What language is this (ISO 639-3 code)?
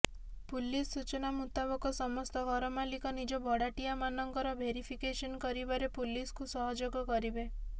ori